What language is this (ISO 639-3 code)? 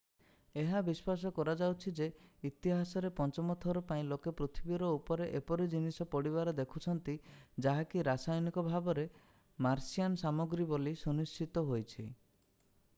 ori